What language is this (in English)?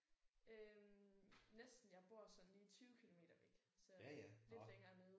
Danish